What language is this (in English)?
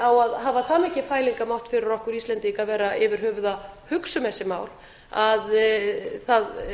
Icelandic